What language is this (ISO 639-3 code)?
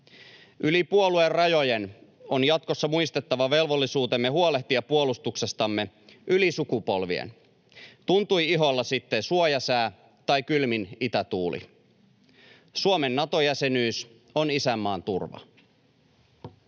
fin